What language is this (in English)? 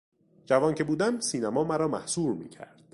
Persian